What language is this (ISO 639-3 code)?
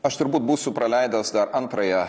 lit